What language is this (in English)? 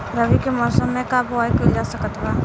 Bhojpuri